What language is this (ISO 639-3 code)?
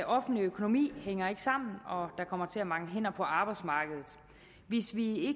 dan